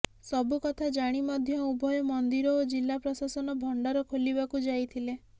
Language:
Odia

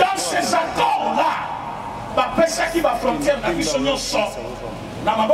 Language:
French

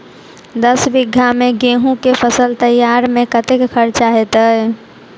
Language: Maithili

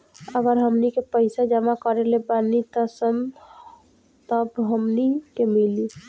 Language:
Bhojpuri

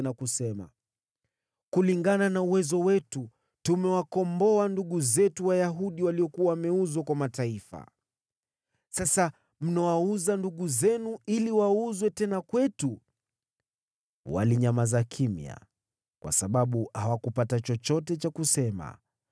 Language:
Swahili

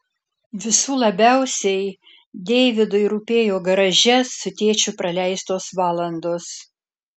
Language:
Lithuanian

